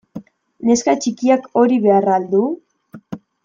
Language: Basque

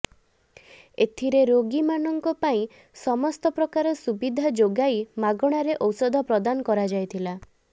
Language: Odia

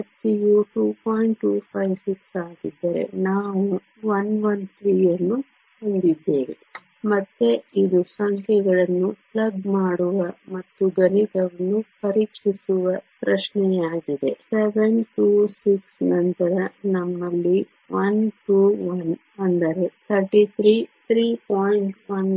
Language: Kannada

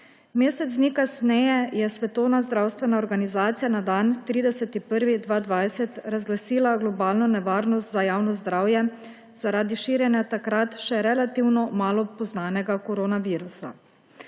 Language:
Slovenian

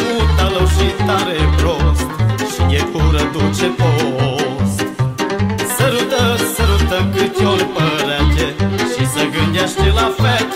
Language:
Romanian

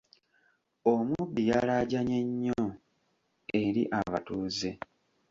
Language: Ganda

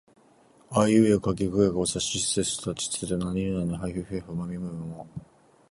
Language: Japanese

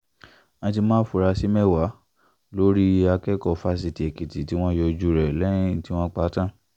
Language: Yoruba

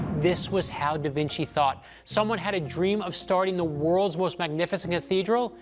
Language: English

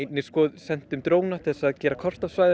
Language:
Icelandic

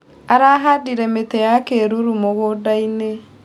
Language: Kikuyu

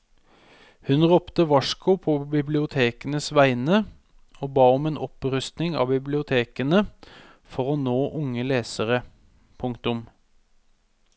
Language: Norwegian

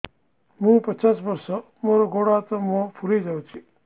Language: Odia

